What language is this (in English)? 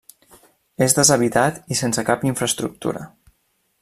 Catalan